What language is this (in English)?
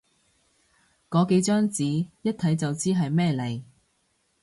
Cantonese